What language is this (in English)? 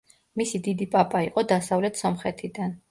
Georgian